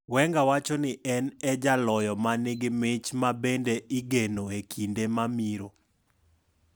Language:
Luo (Kenya and Tanzania)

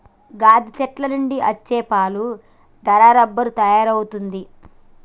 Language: Telugu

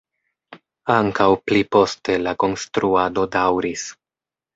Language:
Esperanto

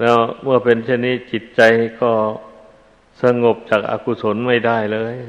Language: Thai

